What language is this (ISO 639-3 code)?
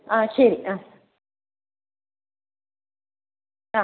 mal